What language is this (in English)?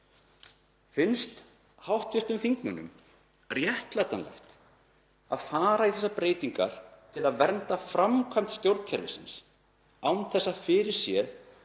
Icelandic